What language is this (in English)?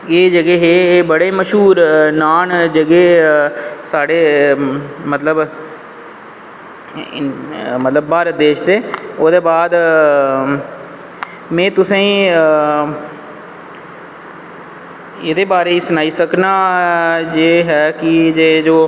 Dogri